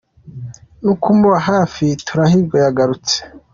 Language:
Kinyarwanda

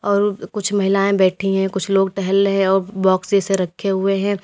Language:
Hindi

